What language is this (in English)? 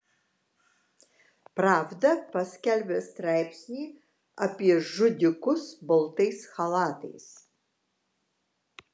Lithuanian